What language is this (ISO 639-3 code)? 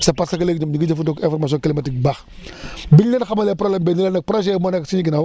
wol